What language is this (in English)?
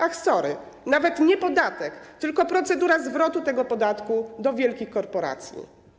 Polish